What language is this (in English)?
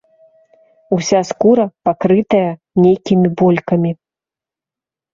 Belarusian